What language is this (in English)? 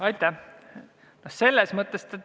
Estonian